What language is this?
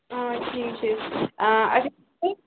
Kashmiri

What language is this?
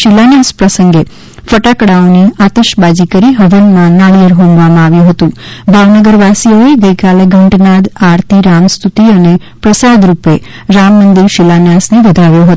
Gujarati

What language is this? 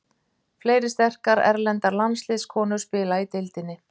Icelandic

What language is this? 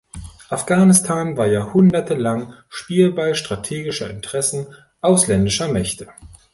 German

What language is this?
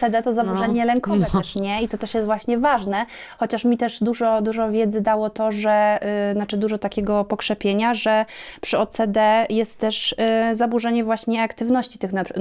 Polish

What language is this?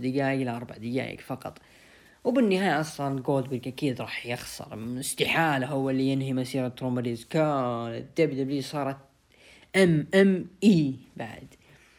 Arabic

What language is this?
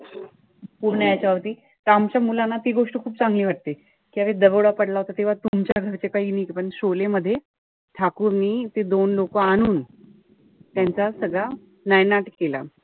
Marathi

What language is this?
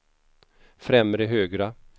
Swedish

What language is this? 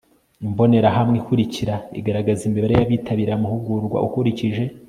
Kinyarwanda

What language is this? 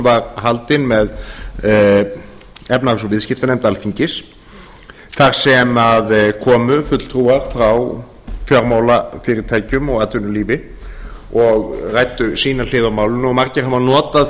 Icelandic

